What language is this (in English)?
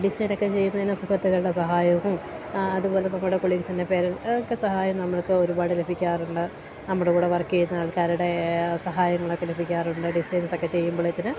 Malayalam